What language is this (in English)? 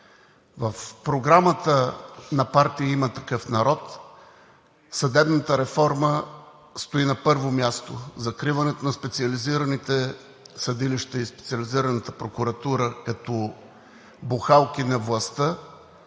Bulgarian